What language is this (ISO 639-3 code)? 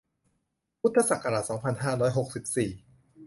tha